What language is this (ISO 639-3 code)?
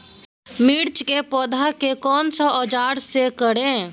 mag